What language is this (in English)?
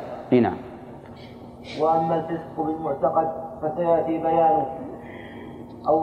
Arabic